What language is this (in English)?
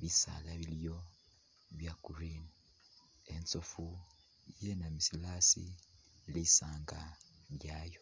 Masaaba